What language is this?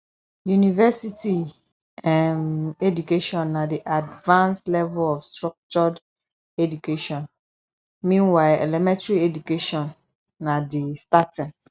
Nigerian Pidgin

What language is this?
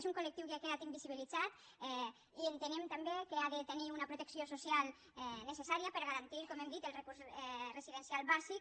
Catalan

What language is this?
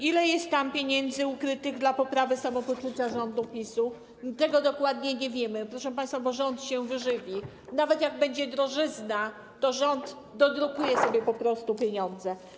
Polish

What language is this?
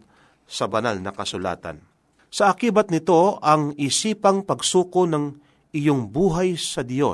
Filipino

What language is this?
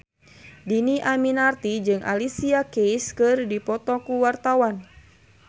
Sundanese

